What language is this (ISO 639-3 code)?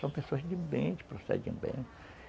por